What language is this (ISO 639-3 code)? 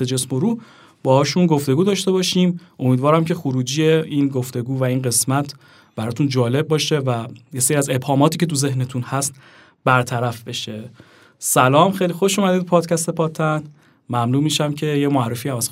fas